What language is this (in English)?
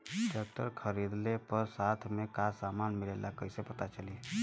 Bhojpuri